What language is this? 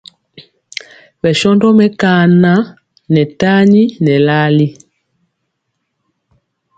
Mpiemo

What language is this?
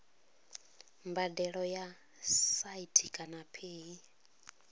Venda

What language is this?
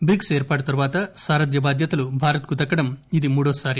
Telugu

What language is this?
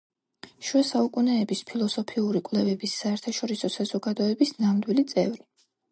Georgian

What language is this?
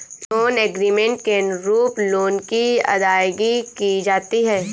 Hindi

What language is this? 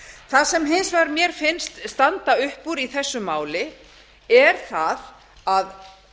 Icelandic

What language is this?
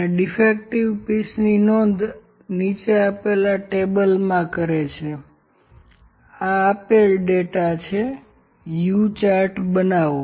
Gujarati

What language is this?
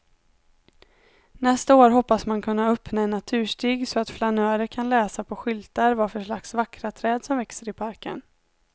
Swedish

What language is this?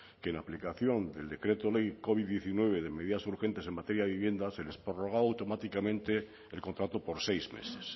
Spanish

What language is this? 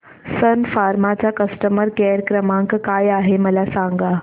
Marathi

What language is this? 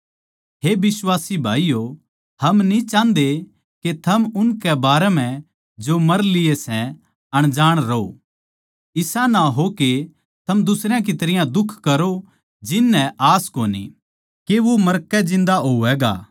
Haryanvi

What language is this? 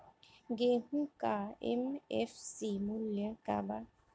Bhojpuri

